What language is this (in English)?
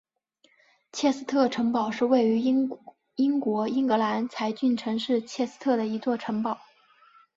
Chinese